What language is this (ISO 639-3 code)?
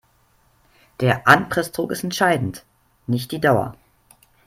deu